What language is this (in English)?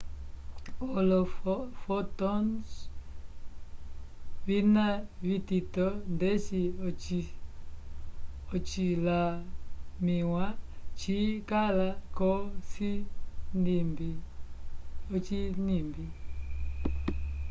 Umbundu